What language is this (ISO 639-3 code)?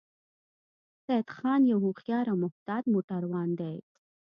pus